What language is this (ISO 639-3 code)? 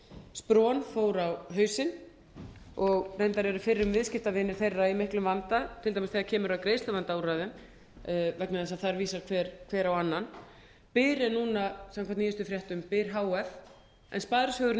isl